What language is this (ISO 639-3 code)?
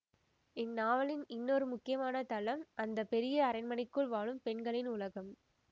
tam